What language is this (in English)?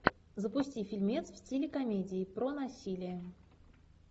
Russian